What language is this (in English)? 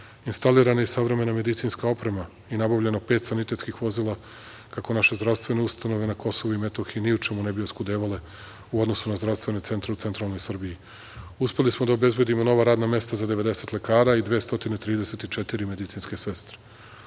Serbian